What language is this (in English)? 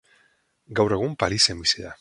Basque